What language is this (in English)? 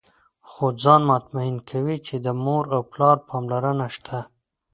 Pashto